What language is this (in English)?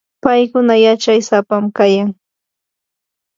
Yanahuanca Pasco Quechua